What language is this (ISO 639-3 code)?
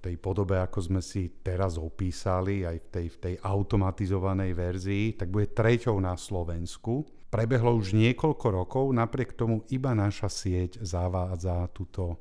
slk